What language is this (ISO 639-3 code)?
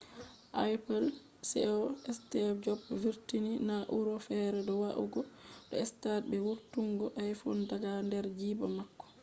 ful